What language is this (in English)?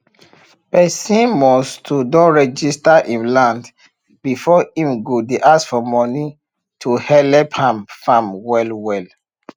Nigerian Pidgin